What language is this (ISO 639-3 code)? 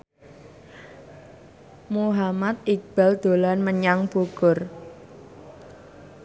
jav